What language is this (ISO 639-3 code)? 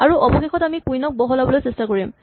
asm